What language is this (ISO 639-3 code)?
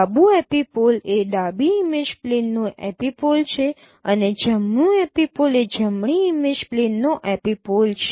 guj